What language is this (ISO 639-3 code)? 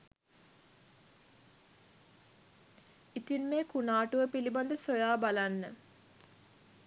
sin